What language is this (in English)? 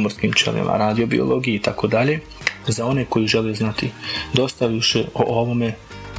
Croatian